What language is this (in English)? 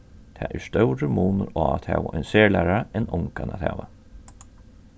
Faroese